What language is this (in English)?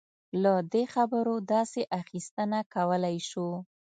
Pashto